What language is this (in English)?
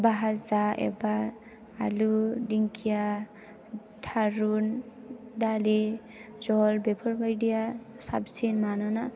Bodo